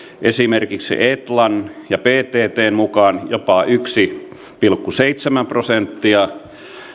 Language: Finnish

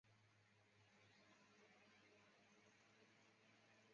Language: Chinese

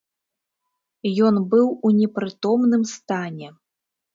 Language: Belarusian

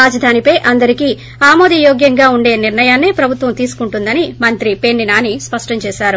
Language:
Telugu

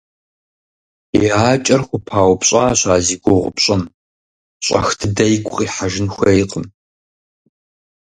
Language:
Kabardian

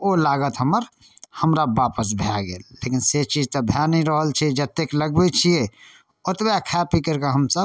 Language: Maithili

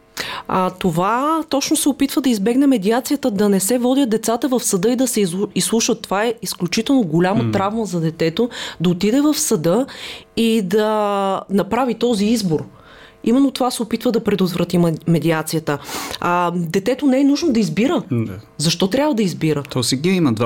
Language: Bulgarian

